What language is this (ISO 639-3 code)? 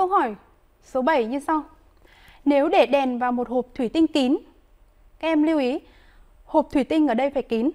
vie